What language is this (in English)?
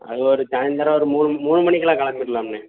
Tamil